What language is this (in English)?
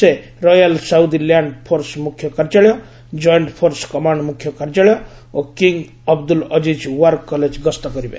Odia